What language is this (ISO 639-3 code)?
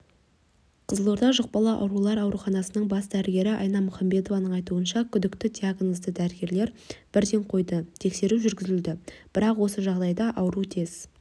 kaz